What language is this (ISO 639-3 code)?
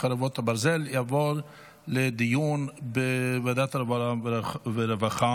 heb